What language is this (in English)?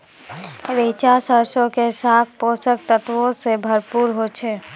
Maithili